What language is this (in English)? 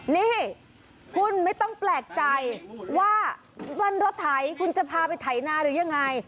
Thai